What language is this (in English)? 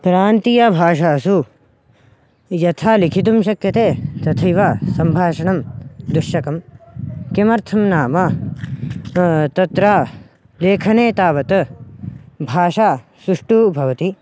Sanskrit